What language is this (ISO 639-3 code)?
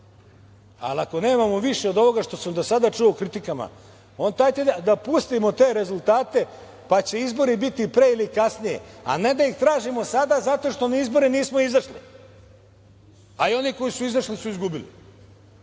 srp